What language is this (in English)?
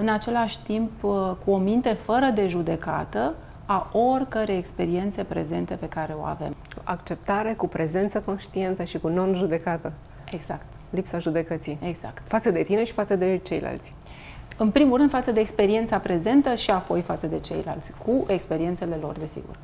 Romanian